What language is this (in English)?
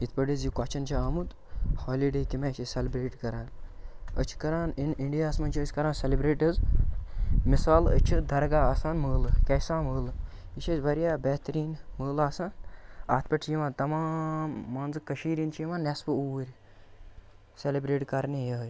Kashmiri